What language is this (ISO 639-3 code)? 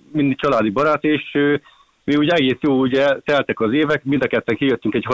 hun